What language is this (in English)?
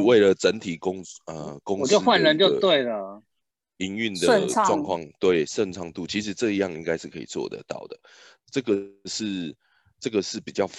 Chinese